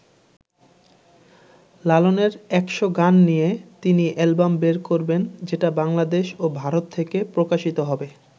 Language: Bangla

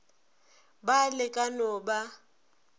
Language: Northern Sotho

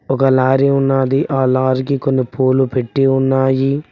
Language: Telugu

